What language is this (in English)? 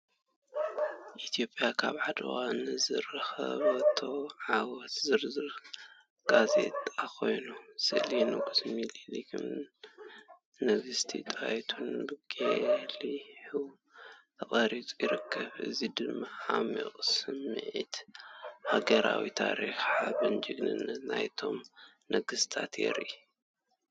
Tigrinya